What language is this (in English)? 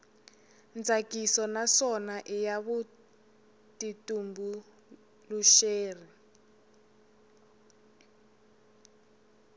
Tsonga